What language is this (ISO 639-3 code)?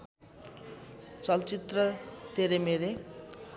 nep